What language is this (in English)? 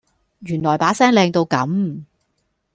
Cantonese